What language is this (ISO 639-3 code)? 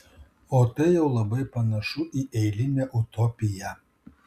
lit